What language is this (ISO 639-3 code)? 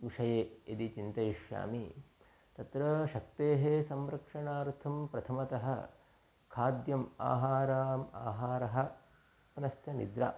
san